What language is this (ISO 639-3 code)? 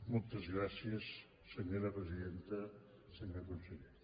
cat